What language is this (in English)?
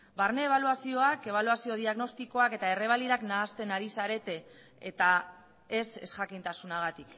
Basque